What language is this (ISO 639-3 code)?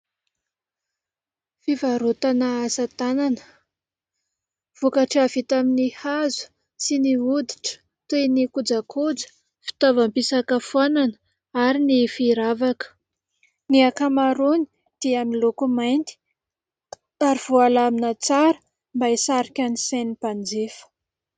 mlg